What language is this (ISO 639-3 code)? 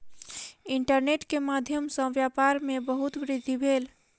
mai